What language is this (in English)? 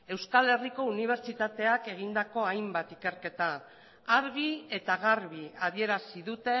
Basque